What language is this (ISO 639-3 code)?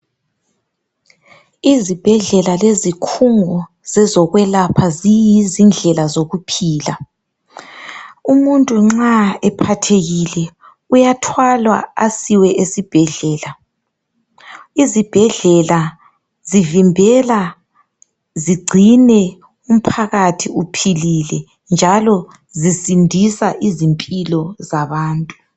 nde